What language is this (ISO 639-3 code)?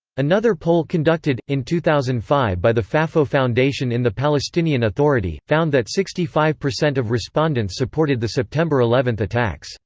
eng